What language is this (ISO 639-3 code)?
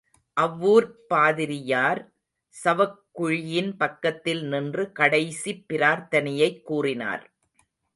tam